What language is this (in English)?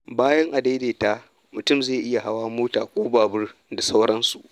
Hausa